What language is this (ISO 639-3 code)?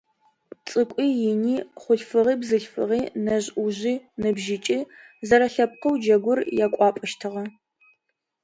ady